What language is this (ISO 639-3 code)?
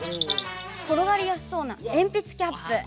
jpn